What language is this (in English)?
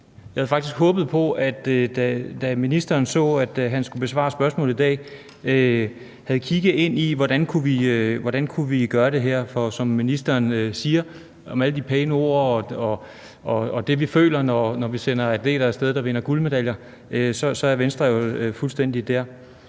Danish